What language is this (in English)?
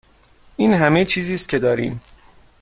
Persian